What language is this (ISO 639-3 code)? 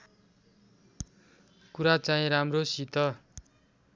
nep